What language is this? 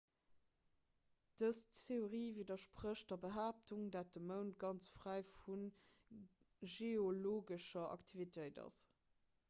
Luxembourgish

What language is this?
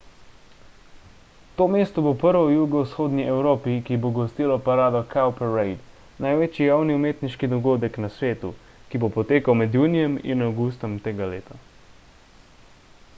Slovenian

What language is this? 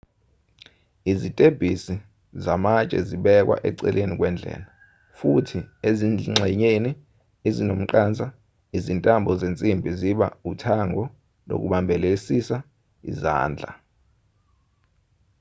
Zulu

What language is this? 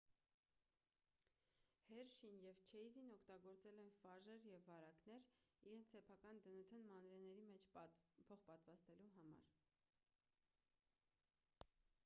Armenian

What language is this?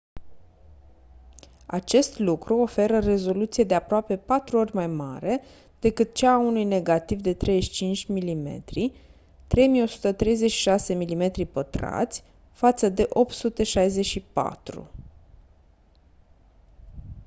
Romanian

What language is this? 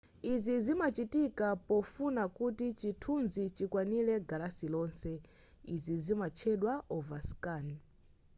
Nyanja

